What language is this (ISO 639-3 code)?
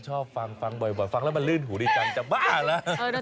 tha